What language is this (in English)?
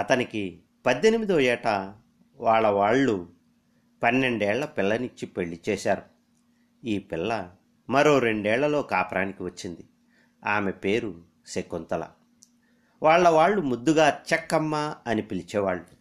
Telugu